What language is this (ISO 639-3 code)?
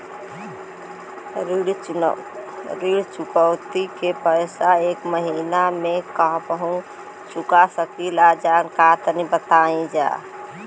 bho